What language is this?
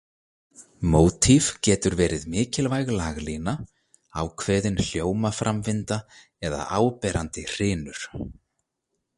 Icelandic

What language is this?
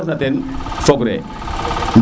Serer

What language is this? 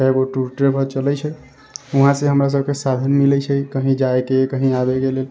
Maithili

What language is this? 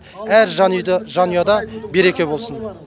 Kazakh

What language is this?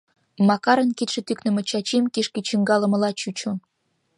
Mari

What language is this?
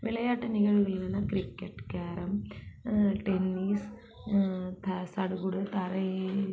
Tamil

